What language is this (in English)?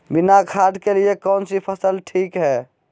Magahi